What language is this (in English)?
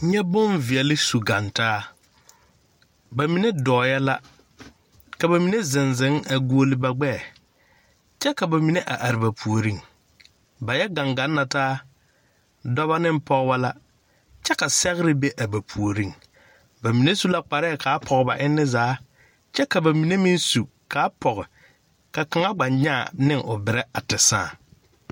Southern Dagaare